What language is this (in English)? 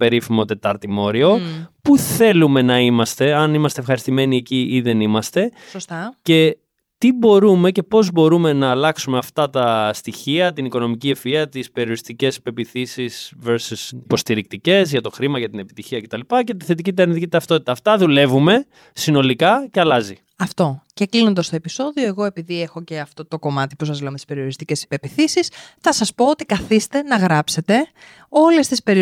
Greek